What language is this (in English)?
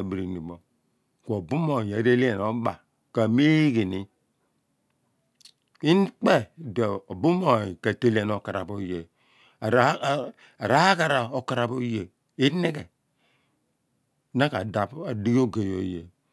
Abua